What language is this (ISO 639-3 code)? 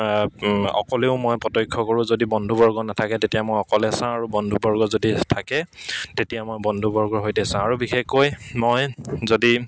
asm